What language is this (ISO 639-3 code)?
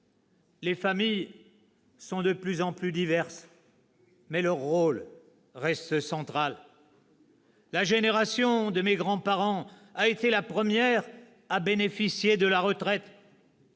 fra